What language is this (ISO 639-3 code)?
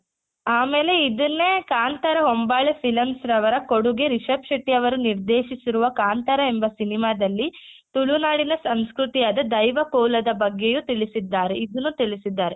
kan